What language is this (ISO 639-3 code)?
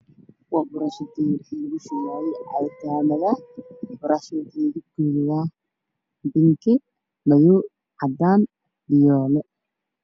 som